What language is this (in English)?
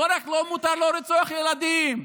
Hebrew